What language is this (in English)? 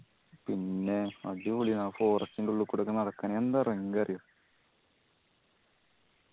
Malayalam